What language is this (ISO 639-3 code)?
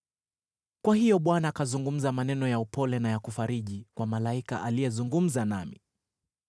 swa